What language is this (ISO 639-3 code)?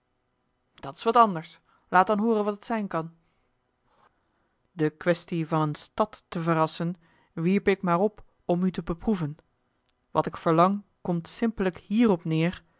nld